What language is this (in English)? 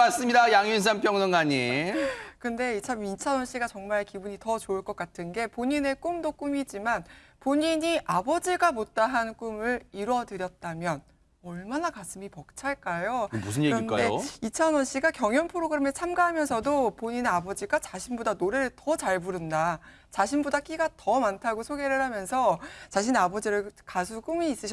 Korean